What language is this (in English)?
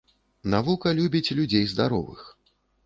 Belarusian